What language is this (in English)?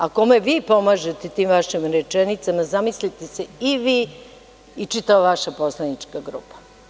Serbian